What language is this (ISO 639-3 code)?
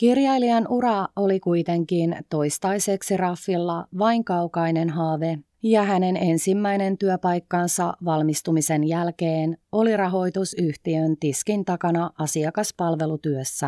fin